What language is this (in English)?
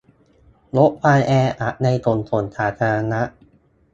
Thai